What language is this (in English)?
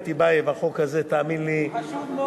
Hebrew